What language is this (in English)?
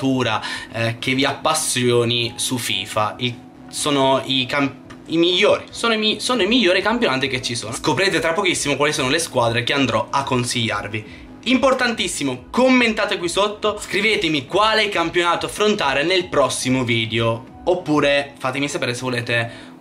Italian